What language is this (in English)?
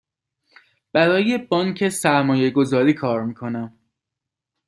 Persian